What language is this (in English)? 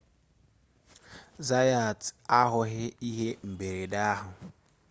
Igbo